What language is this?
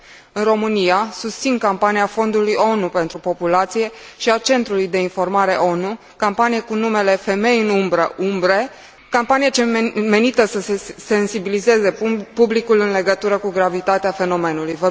Romanian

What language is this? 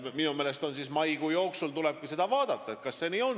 Estonian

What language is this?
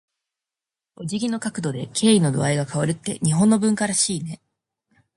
Japanese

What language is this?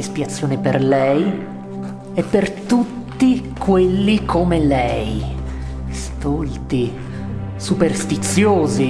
Italian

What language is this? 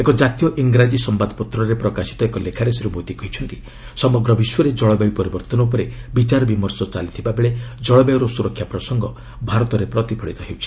Odia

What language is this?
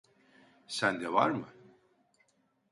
Turkish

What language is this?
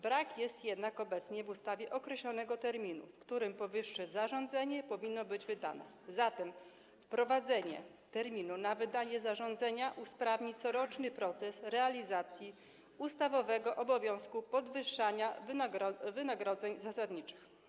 Polish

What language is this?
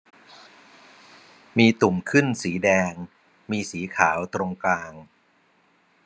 Thai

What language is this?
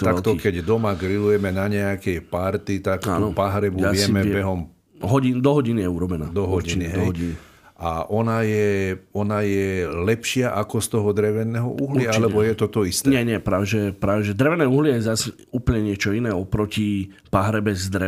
Slovak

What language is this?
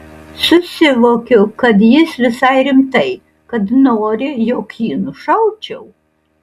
Lithuanian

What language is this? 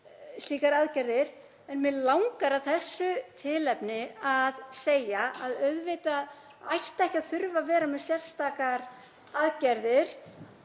Icelandic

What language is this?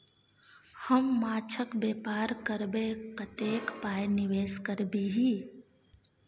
Maithili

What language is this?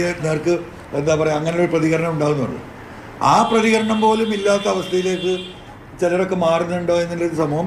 Malayalam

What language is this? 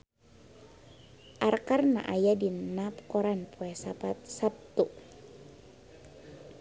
Sundanese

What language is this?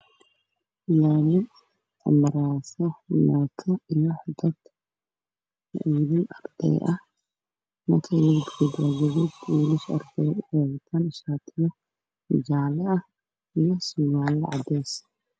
Somali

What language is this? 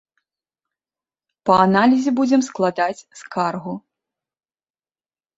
Belarusian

